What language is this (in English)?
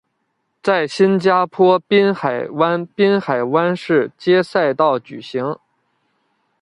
Chinese